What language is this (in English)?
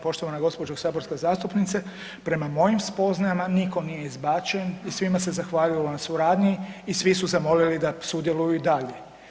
Croatian